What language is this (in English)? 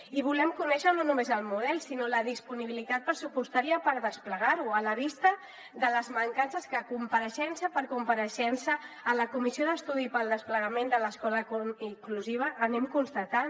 Catalan